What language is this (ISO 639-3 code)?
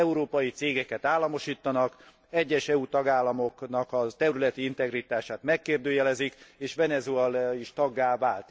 hun